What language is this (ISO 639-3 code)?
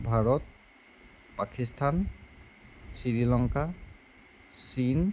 asm